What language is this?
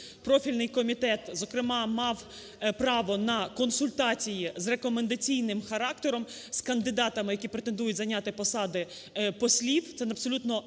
Ukrainian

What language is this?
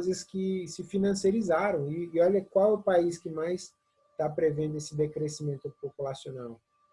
Portuguese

